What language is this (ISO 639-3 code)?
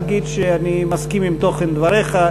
heb